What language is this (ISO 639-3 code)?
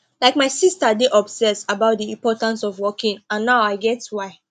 pcm